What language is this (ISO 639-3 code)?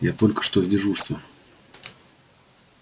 rus